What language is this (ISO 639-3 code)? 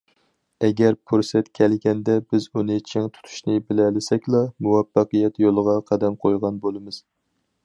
uig